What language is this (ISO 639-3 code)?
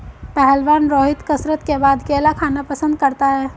hin